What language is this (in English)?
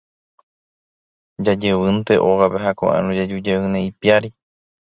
Guarani